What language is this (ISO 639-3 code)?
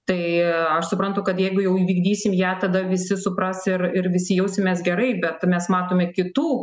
lit